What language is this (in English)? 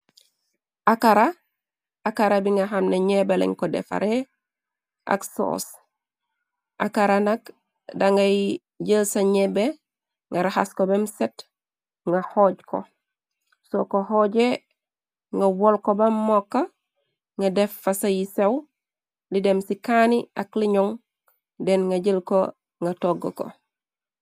Wolof